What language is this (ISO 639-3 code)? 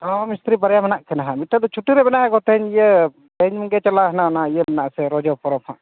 sat